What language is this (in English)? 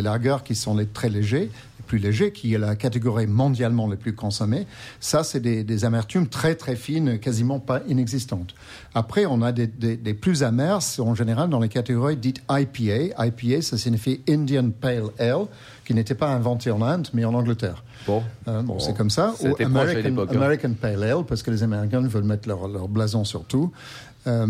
French